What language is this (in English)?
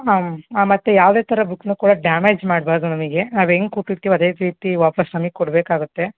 Kannada